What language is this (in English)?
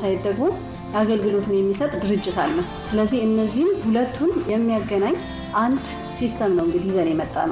Amharic